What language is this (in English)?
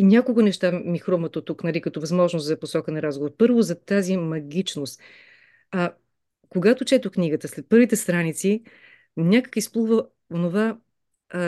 Bulgarian